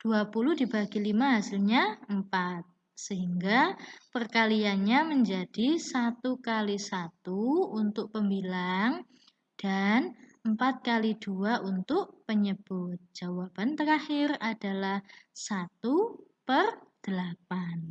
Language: Indonesian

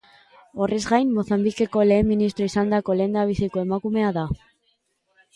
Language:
Basque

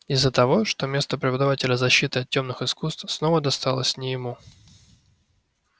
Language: Russian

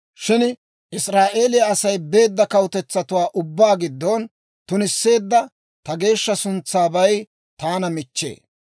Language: Dawro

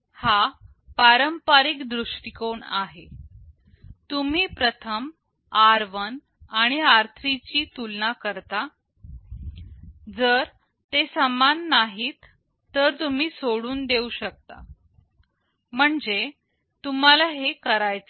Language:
Marathi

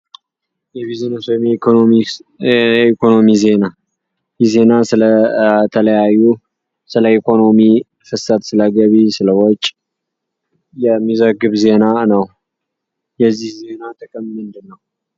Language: Amharic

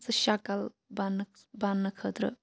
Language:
Kashmiri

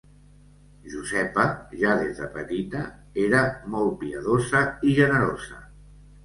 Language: Catalan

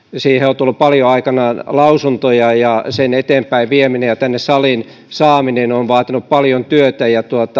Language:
Finnish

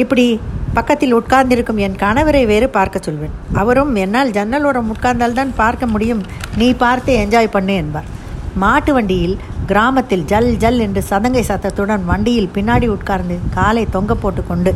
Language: Tamil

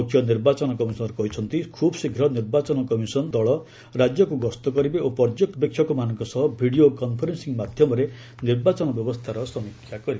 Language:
Odia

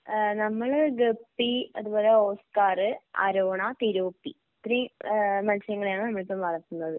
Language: Malayalam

